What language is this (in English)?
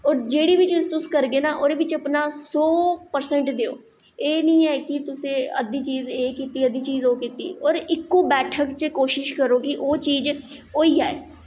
Dogri